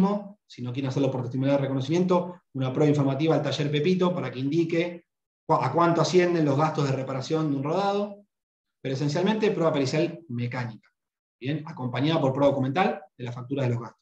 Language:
Spanish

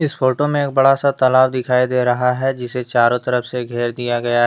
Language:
Hindi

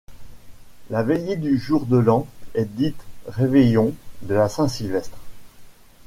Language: French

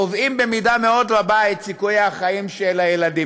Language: Hebrew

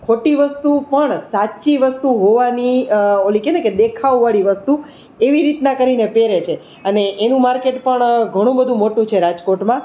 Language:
Gujarati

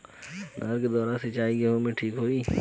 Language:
Bhojpuri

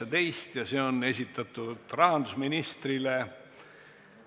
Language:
Estonian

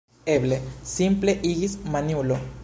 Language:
Esperanto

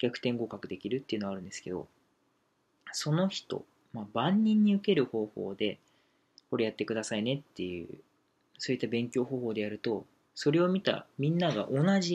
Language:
Japanese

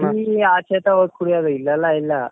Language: Kannada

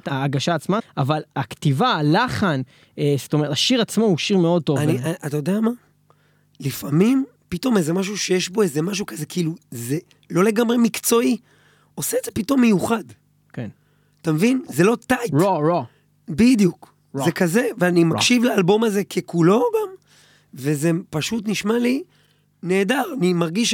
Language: Hebrew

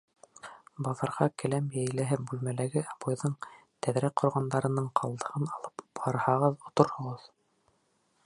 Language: Bashkir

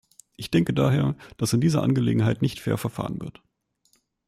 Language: German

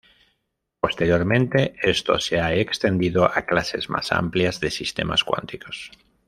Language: Spanish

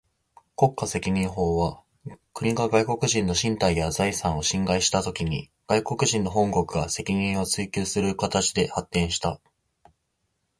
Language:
Japanese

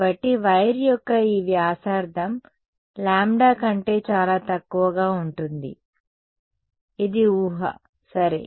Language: Telugu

